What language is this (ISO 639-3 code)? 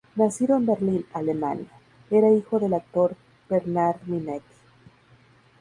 spa